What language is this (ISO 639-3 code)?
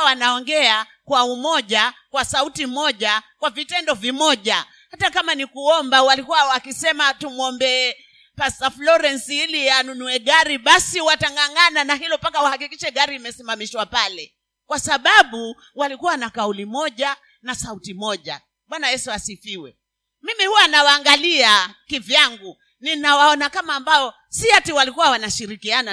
swa